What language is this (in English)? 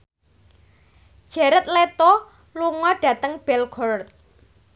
Javanese